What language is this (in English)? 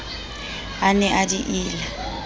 Southern Sotho